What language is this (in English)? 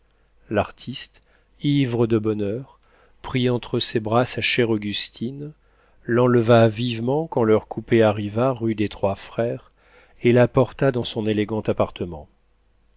French